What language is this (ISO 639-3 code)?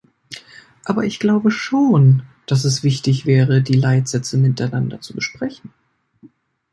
deu